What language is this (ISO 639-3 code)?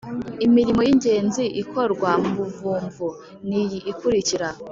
kin